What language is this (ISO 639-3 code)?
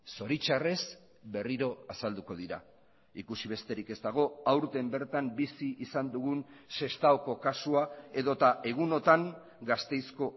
eus